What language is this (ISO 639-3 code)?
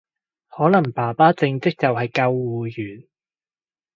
yue